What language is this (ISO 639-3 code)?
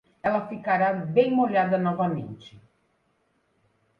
por